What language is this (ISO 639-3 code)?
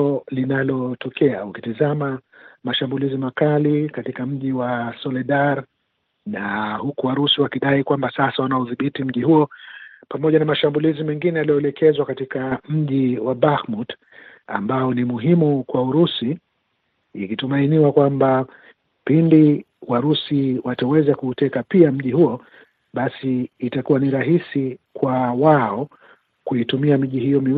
swa